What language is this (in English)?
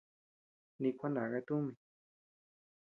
Tepeuxila Cuicatec